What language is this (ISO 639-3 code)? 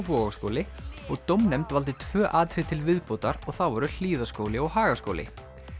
isl